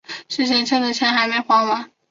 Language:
Chinese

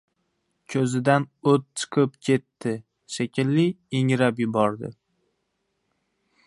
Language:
Uzbek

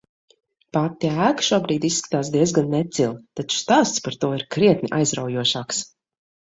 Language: Latvian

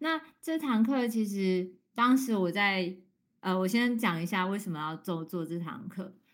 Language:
Chinese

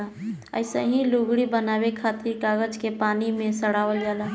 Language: Bhojpuri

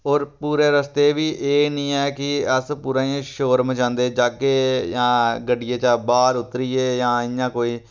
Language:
Dogri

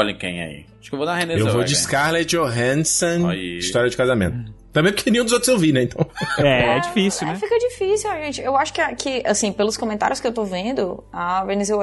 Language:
Portuguese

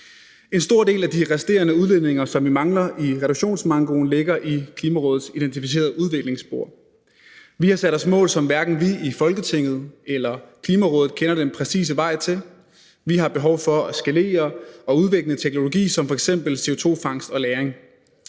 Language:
Danish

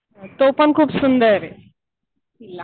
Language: Marathi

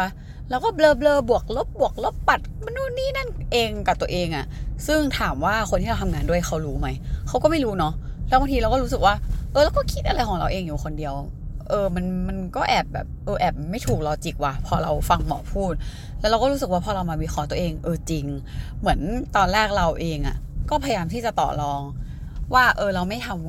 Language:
Thai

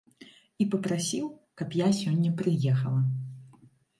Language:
Belarusian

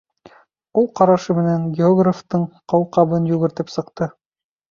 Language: Bashkir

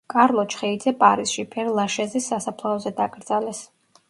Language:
Georgian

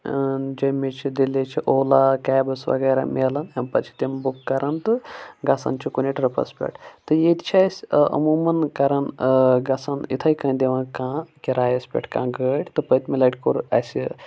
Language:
Kashmiri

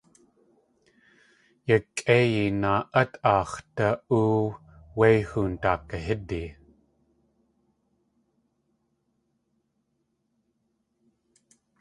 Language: Tlingit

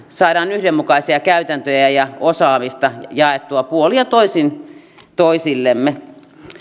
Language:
Finnish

